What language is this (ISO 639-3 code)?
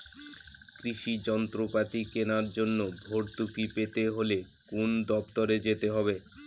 ben